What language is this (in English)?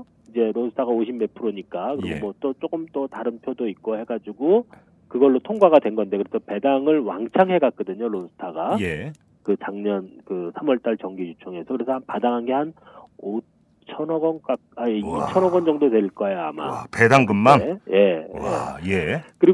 Korean